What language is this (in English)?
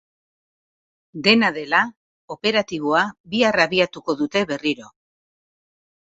Basque